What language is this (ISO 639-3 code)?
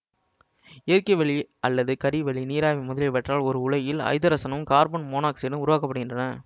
tam